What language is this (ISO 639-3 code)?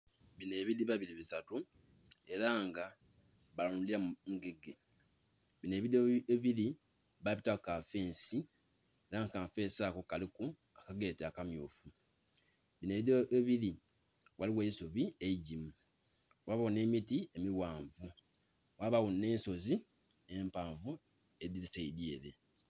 xog